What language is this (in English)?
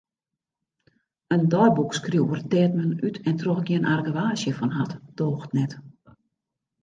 Western Frisian